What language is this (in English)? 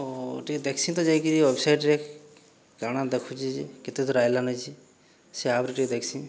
Odia